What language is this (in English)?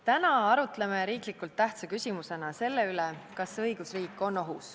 Estonian